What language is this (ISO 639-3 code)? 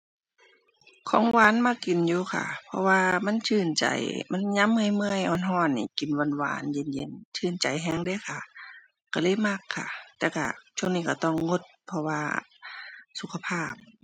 tha